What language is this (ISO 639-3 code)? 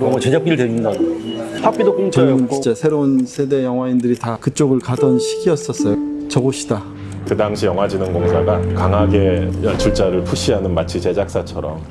kor